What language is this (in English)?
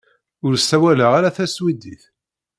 Kabyle